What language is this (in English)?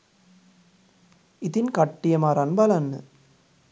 Sinhala